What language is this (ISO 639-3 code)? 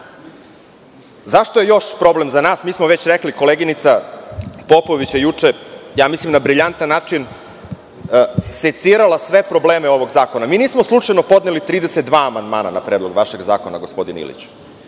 srp